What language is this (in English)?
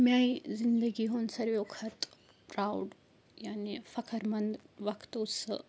Kashmiri